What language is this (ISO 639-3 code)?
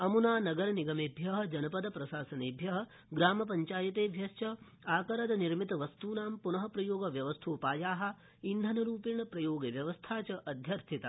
san